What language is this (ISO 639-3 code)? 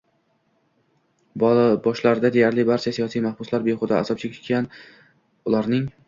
uzb